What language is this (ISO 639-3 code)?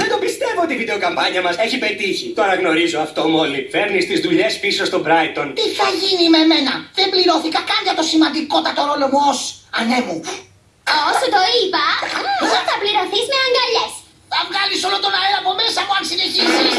ell